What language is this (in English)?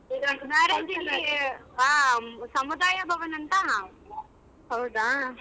Kannada